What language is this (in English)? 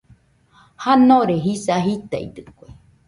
Nüpode Huitoto